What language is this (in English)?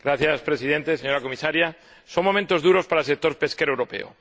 Spanish